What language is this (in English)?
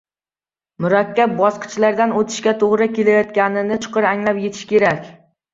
Uzbek